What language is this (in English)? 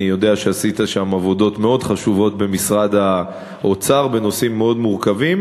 Hebrew